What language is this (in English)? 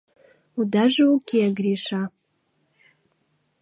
Mari